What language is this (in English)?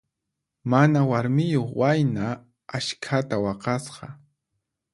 Puno Quechua